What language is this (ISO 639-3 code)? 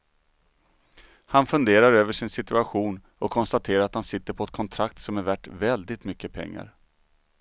swe